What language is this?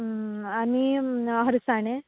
Konkani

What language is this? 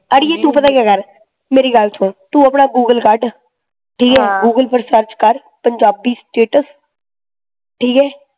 Punjabi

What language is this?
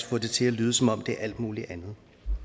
Danish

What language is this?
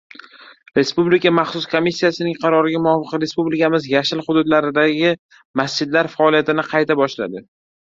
Uzbek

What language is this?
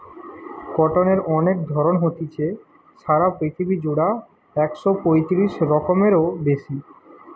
Bangla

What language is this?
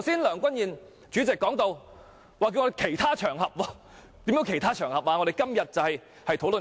Cantonese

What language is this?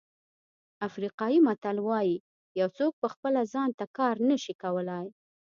Pashto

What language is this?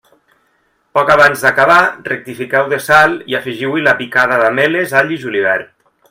Catalan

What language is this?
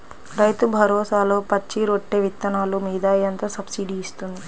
Telugu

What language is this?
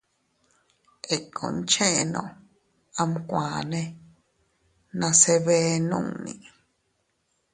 Teutila Cuicatec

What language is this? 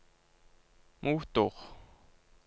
Norwegian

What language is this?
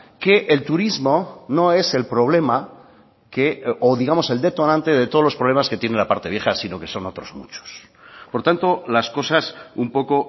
Spanish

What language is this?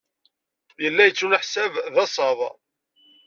Kabyle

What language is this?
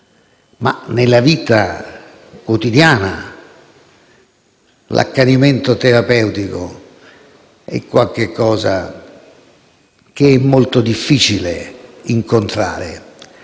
Italian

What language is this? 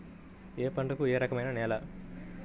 Telugu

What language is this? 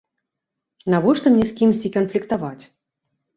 Belarusian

